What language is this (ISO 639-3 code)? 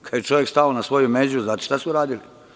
srp